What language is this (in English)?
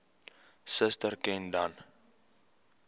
Afrikaans